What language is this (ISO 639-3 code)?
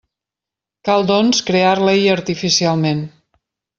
cat